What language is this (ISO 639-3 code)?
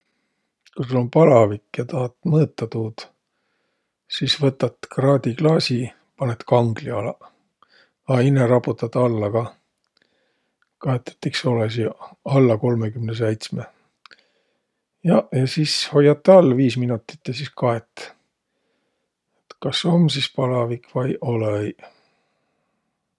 vro